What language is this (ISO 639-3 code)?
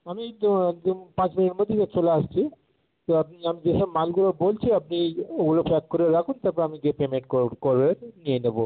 ben